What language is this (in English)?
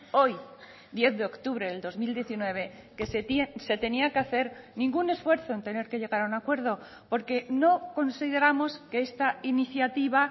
Spanish